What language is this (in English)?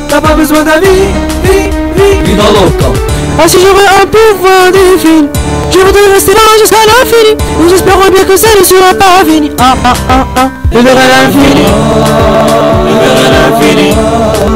French